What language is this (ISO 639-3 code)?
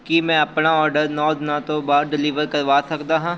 pan